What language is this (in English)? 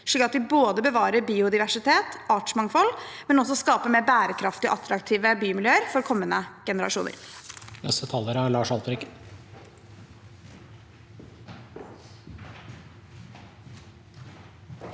Norwegian